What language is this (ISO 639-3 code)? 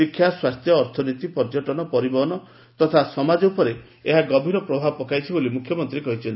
ori